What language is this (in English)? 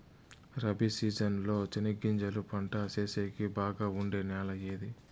Telugu